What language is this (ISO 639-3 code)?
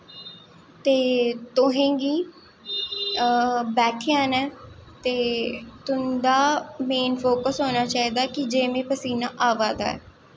doi